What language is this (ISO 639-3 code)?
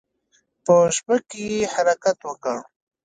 pus